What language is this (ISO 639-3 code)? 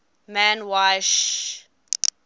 eng